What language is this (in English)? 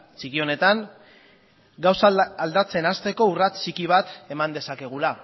Basque